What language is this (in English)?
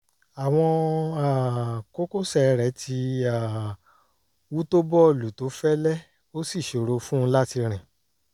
Yoruba